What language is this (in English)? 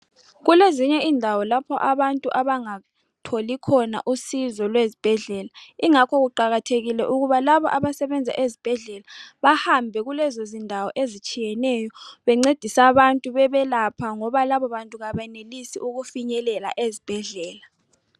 North Ndebele